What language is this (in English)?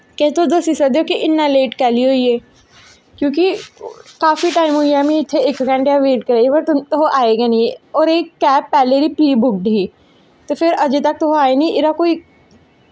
Dogri